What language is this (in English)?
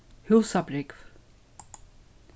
Faroese